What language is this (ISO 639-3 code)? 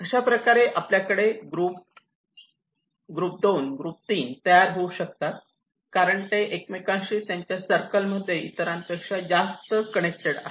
mar